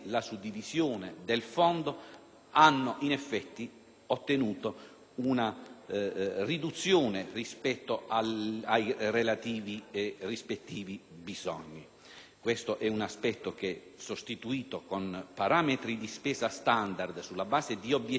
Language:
Italian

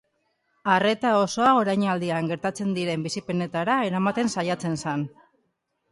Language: Basque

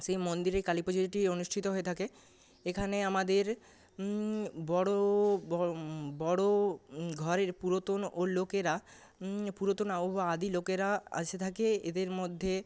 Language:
Bangla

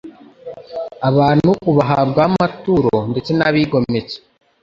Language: Kinyarwanda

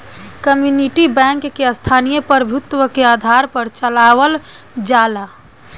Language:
Bhojpuri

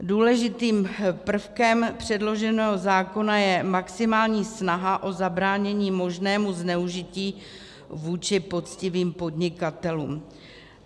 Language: Czech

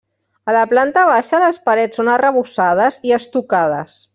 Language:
Catalan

